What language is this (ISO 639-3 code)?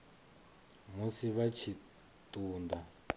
ven